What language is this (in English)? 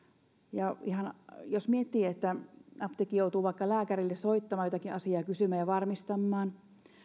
Finnish